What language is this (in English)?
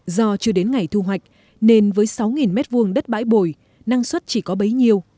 Vietnamese